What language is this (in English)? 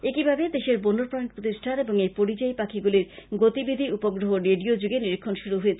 Bangla